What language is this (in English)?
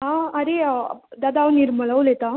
Konkani